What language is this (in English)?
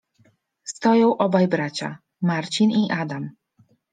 Polish